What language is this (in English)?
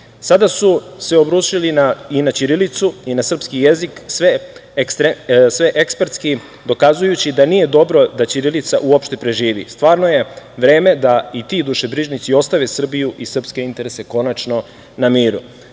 Serbian